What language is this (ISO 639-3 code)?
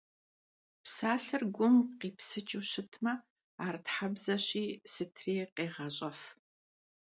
kbd